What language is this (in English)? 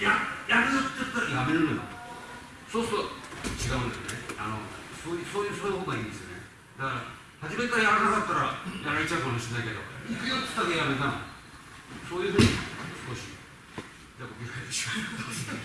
Japanese